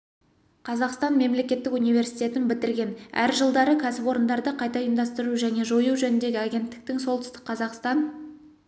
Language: Kazakh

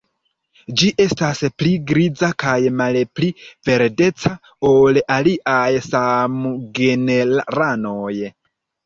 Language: Esperanto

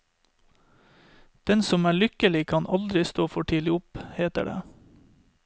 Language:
Norwegian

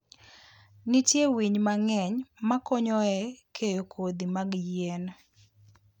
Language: Luo (Kenya and Tanzania)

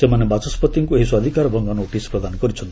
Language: Odia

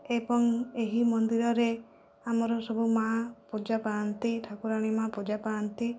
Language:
Odia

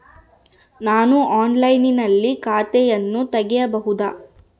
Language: Kannada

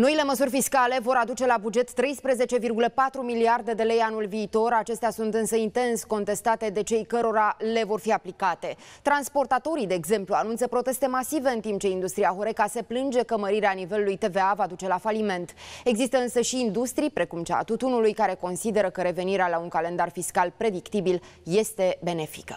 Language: Romanian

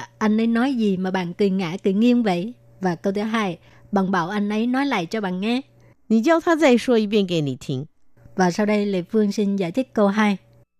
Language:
Vietnamese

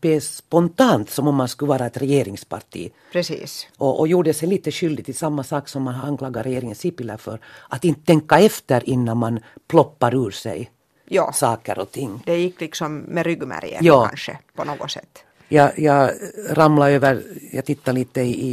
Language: Swedish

